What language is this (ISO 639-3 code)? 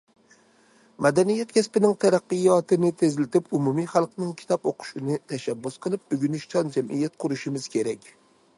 uig